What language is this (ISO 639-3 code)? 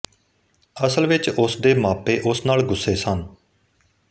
pan